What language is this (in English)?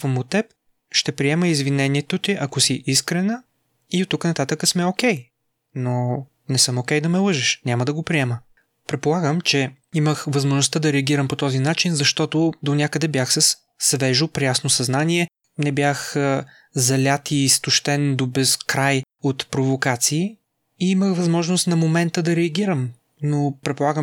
Bulgarian